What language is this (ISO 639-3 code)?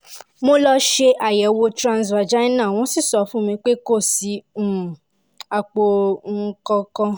yor